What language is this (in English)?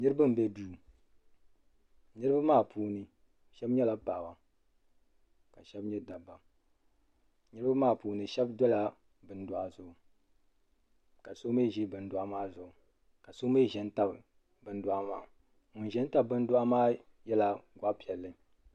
Dagbani